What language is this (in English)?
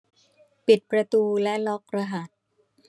Thai